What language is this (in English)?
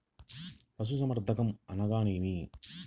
Telugu